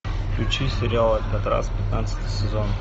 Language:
Russian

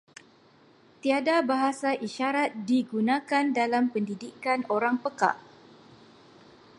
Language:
Malay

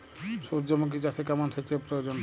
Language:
Bangla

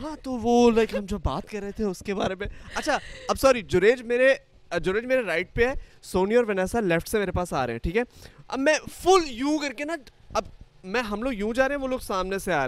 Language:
Urdu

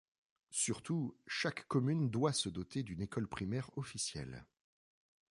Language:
French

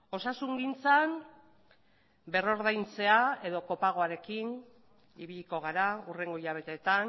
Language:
Basque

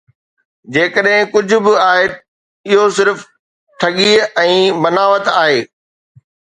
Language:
Sindhi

